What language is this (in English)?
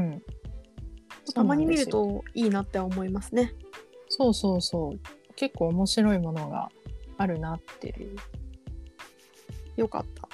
Japanese